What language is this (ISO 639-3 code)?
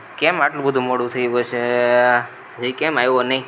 guj